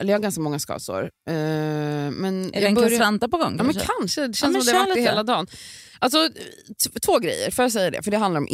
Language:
Swedish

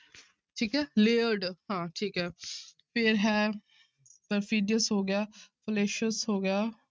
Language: Punjabi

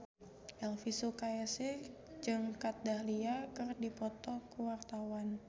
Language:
Sundanese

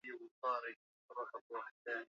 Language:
Swahili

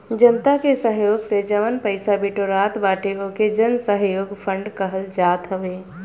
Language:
Bhojpuri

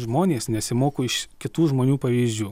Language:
Lithuanian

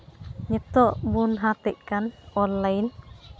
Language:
Santali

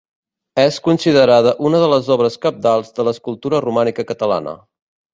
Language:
Catalan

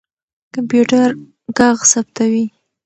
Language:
Pashto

